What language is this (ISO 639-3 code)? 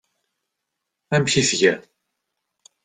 kab